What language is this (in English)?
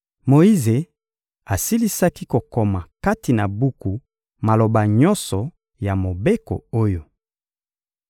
Lingala